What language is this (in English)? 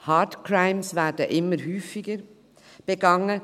Swiss German